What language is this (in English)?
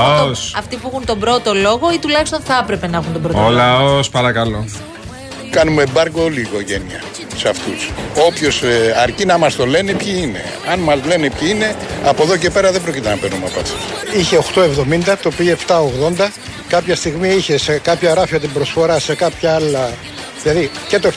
Greek